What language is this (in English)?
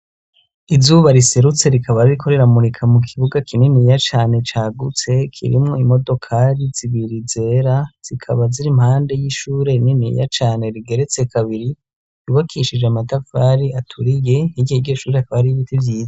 Rundi